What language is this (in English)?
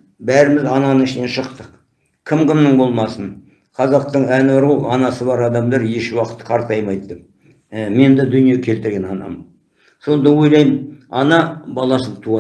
Turkish